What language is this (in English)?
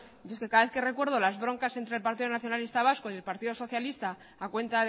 Spanish